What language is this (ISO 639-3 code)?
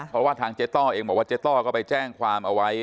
tha